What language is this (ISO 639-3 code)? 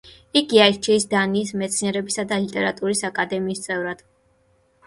kat